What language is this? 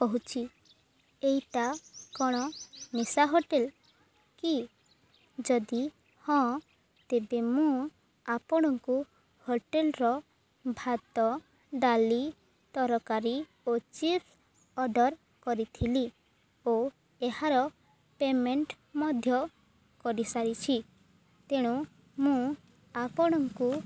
Odia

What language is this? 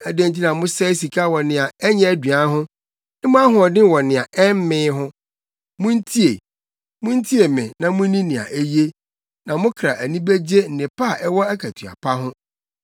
Akan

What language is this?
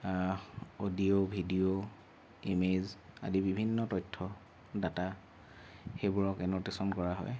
Assamese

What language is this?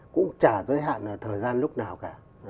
Vietnamese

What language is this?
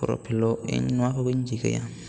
Santali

